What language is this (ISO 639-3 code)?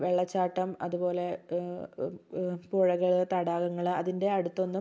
mal